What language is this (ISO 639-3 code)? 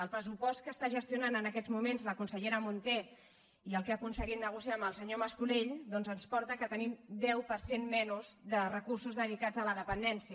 cat